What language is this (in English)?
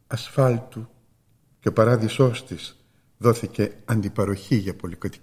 Greek